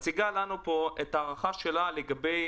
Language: Hebrew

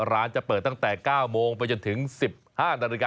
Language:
Thai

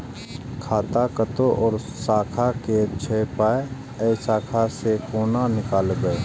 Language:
Maithili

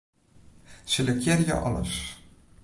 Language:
Western Frisian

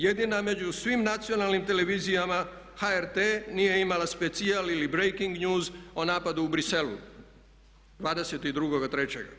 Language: Croatian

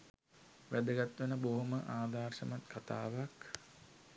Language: Sinhala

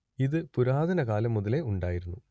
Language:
Malayalam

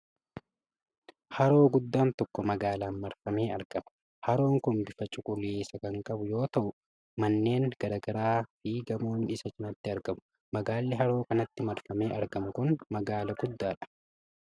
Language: Oromo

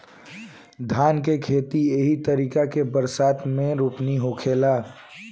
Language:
Bhojpuri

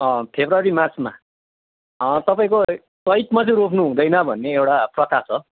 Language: Nepali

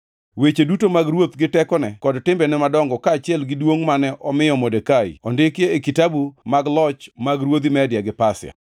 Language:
Luo (Kenya and Tanzania)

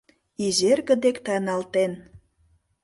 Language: Mari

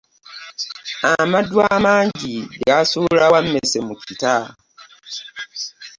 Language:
Ganda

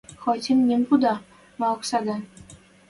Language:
Western Mari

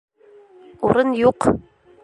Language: Bashkir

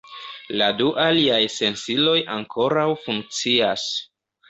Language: Esperanto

